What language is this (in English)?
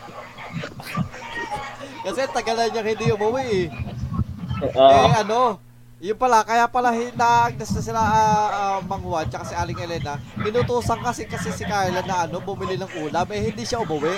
Filipino